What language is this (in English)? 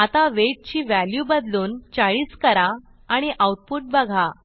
Marathi